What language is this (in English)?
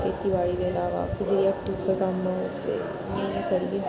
Dogri